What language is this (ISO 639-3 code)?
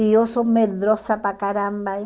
por